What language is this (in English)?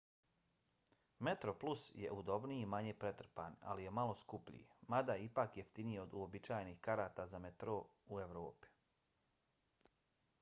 Bosnian